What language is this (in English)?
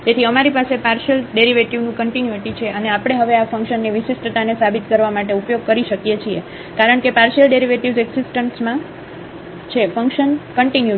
Gujarati